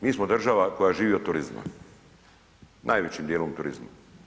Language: Croatian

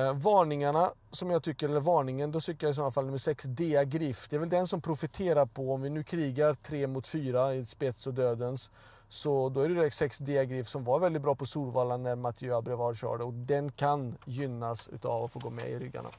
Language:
Swedish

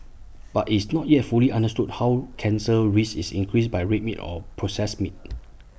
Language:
English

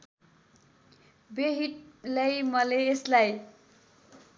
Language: Nepali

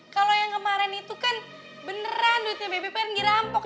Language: Indonesian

